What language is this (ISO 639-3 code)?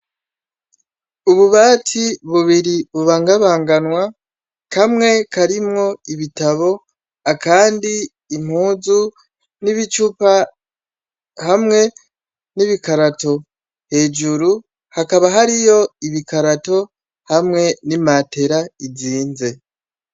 run